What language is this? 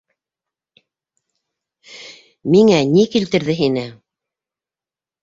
Bashkir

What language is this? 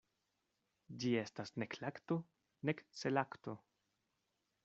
Esperanto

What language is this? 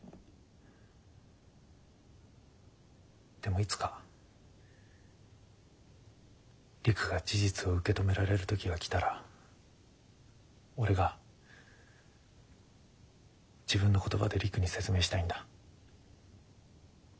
Japanese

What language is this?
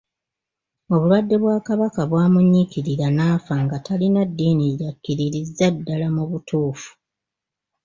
Ganda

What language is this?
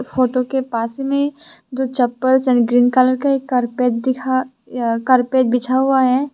Hindi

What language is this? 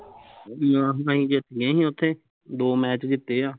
Punjabi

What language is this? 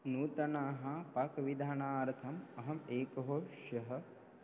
Sanskrit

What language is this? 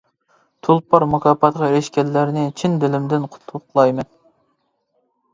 Uyghur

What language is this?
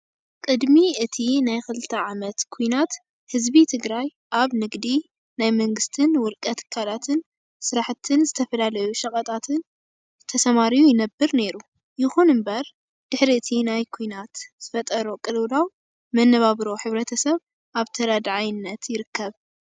Tigrinya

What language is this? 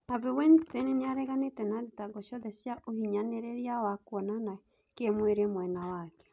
Kikuyu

